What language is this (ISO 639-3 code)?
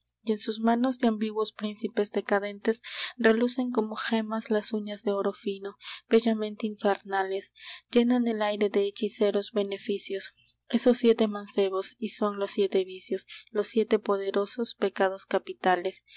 spa